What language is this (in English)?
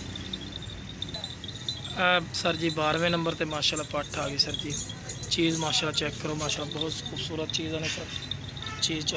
Punjabi